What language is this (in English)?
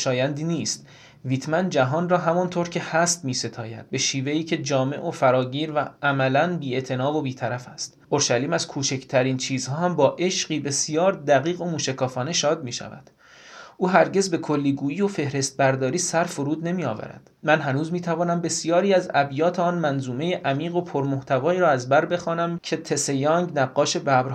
Persian